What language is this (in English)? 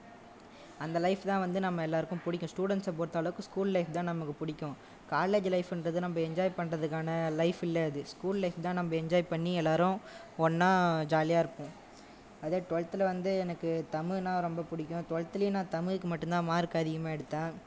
Tamil